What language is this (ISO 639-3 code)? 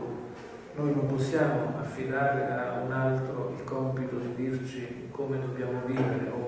ita